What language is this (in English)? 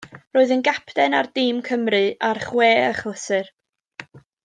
Welsh